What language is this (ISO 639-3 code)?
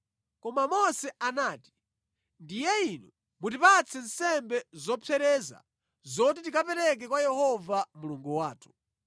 nya